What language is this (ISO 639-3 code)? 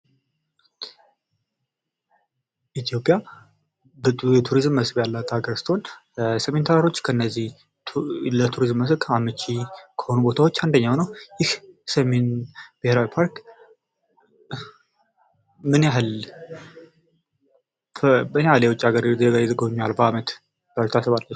amh